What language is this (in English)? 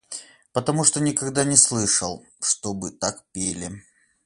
Russian